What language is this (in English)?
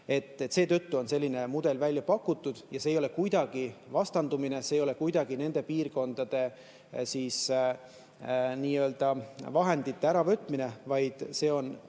Estonian